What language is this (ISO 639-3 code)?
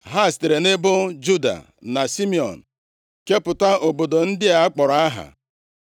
ibo